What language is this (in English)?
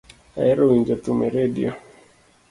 Luo (Kenya and Tanzania)